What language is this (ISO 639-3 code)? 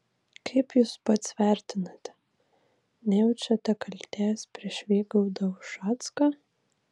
lit